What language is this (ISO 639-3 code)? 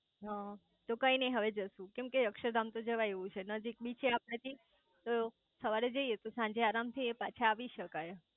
guj